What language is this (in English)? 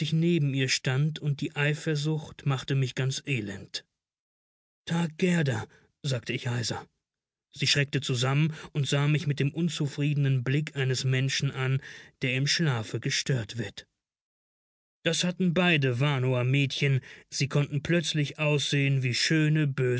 German